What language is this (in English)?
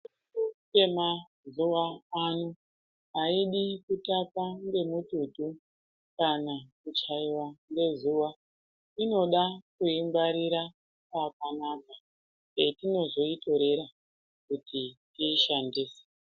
Ndau